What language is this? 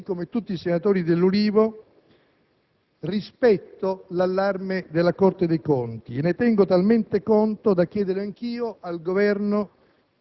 Italian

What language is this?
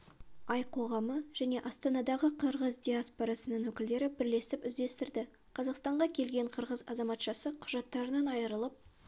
Kazakh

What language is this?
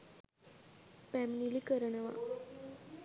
Sinhala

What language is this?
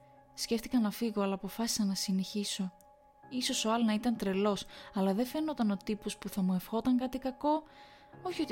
Greek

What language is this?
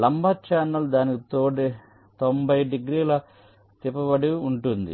Telugu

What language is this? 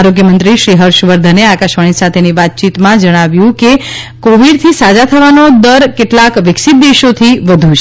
Gujarati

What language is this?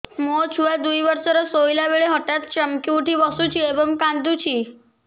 Odia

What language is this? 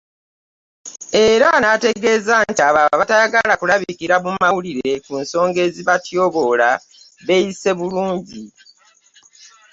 Ganda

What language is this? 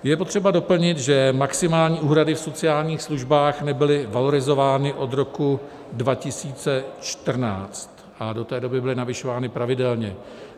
Czech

